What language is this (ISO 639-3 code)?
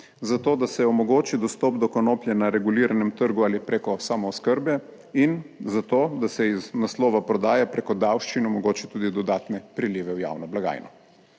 slv